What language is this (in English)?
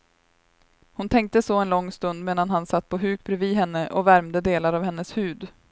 Swedish